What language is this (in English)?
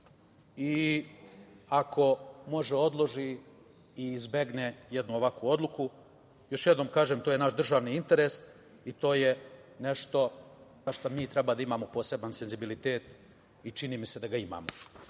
Serbian